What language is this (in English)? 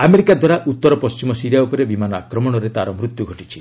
Odia